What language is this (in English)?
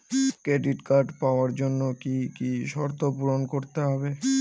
Bangla